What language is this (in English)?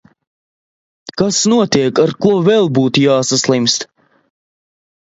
Latvian